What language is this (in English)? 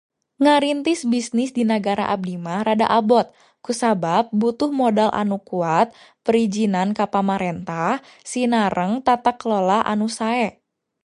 Sundanese